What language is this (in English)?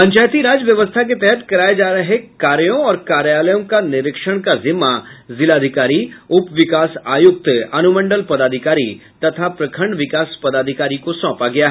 Hindi